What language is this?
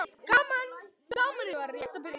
Icelandic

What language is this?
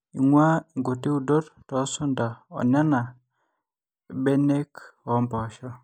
Masai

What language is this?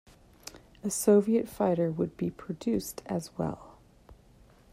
English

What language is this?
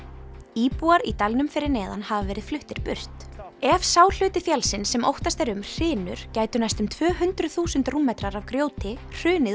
Icelandic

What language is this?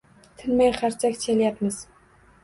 Uzbek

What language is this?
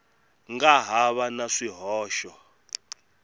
Tsonga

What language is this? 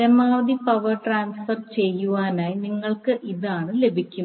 Malayalam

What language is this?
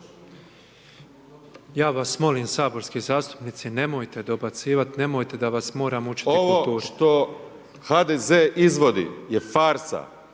Croatian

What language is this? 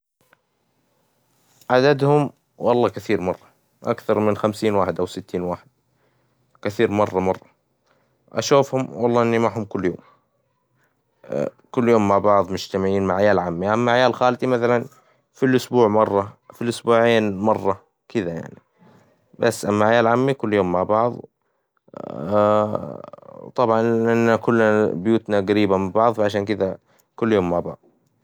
Hijazi Arabic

